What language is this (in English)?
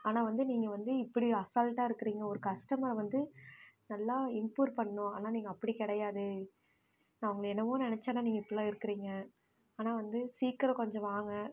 Tamil